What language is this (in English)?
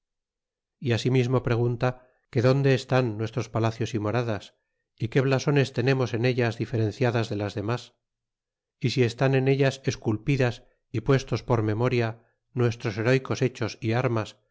Spanish